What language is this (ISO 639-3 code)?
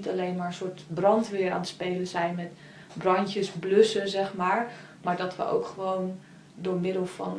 nld